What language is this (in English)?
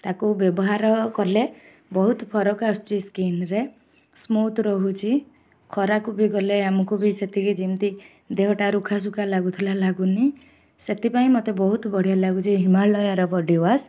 Odia